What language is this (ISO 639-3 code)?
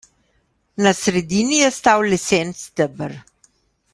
slv